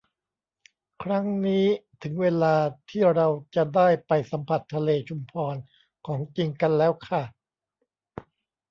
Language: Thai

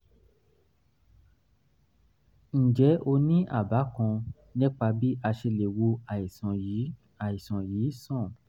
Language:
Yoruba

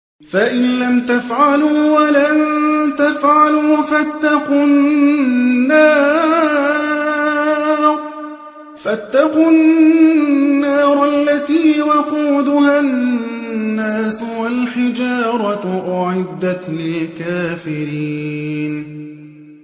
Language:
Arabic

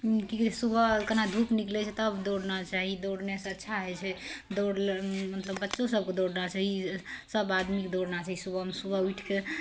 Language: Maithili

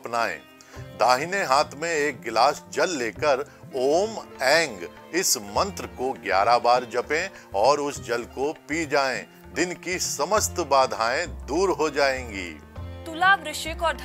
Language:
Hindi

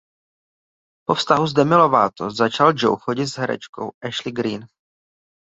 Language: Czech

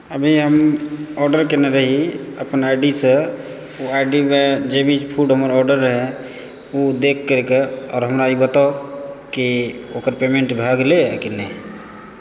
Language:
Maithili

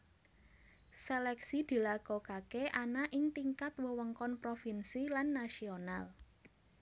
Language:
Javanese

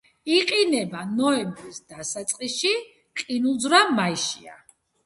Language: Georgian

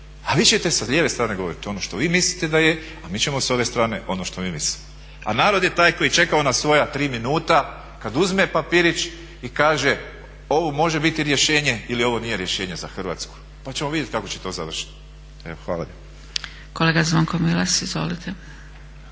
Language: Croatian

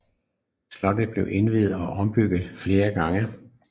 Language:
Danish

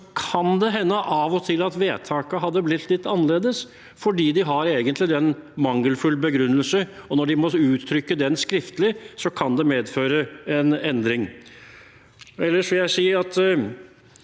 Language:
Norwegian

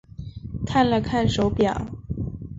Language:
Chinese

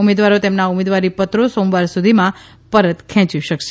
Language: Gujarati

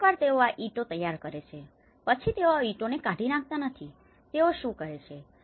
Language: Gujarati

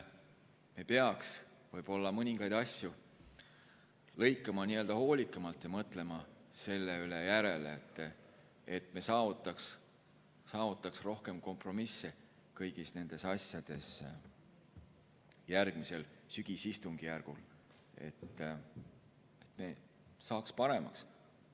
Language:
Estonian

